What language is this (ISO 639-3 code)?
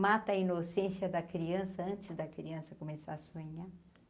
por